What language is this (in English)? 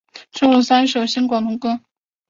Chinese